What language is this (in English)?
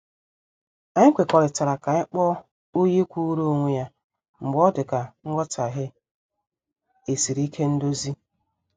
Igbo